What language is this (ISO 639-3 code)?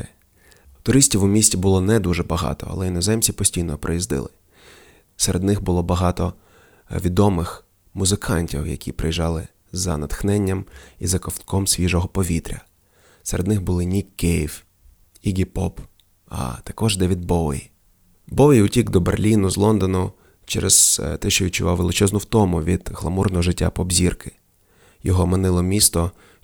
ukr